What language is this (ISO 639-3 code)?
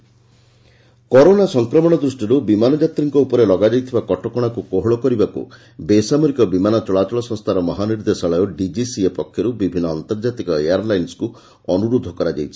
ori